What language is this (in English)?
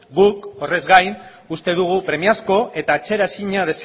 Basque